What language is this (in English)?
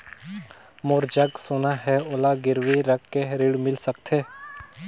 Chhattisgarhi